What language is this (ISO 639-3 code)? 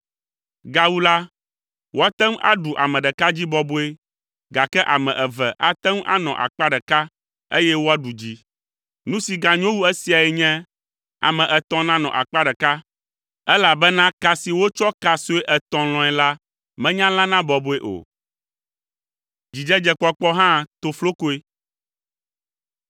ewe